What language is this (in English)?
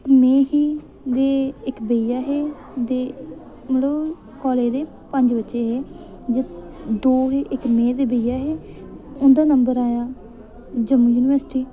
Dogri